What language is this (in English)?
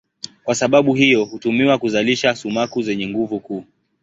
Swahili